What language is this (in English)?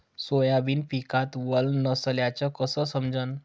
Marathi